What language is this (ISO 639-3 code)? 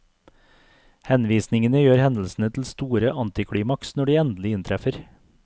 nor